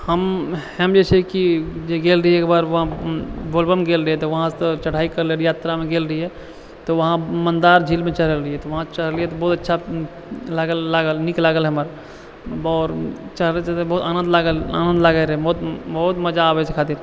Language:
Maithili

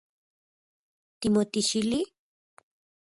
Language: Central Puebla Nahuatl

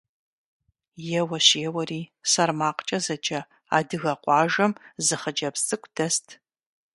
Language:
Kabardian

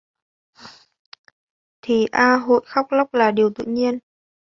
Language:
Vietnamese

